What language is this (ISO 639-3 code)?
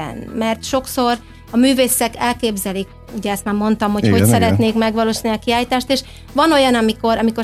hun